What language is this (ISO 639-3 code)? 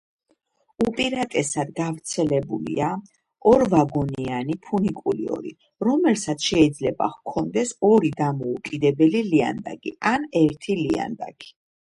kat